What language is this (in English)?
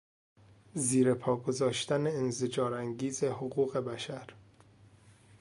Persian